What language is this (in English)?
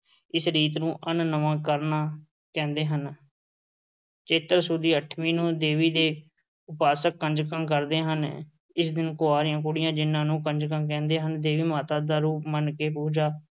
Punjabi